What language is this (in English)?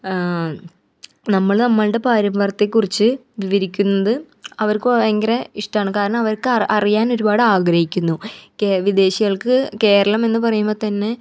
Malayalam